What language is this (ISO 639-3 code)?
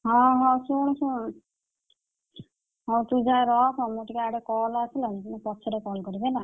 ori